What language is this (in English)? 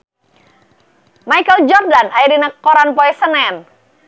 Sundanese